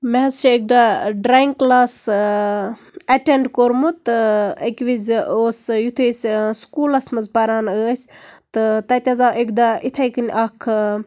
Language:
Kashmiri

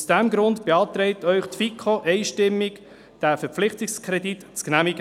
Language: Swiss German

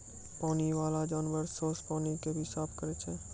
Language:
Maithili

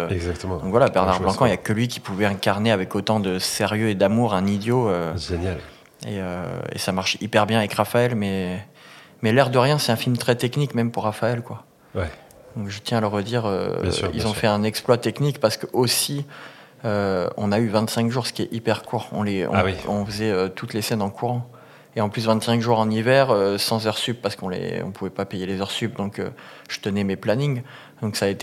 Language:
French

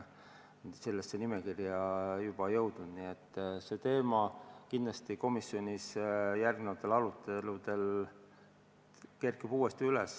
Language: Estonian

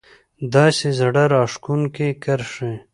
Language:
Pashto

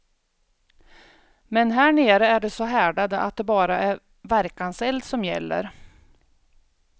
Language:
Swedish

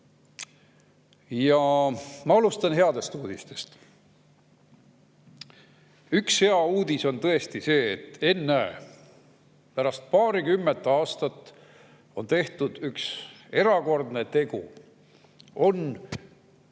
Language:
Estonian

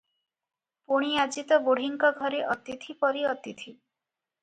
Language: Odia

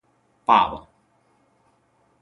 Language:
Chinese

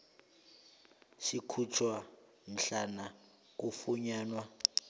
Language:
South Ndebele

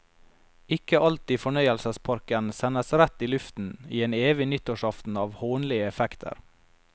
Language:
Norwegian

